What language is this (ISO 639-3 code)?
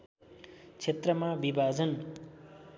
nep